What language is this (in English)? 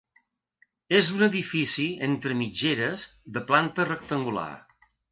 Catalan